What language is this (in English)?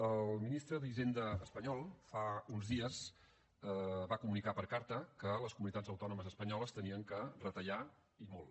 Catalan